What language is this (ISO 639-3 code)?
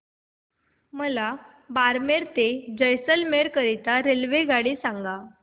mar